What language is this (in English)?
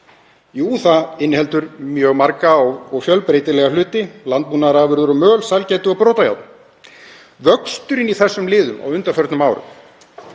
Icelandic